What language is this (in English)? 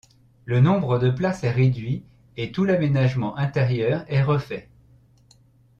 French